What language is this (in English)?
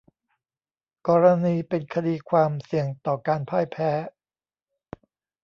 Thai